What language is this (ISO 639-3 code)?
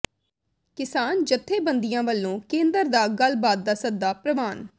pan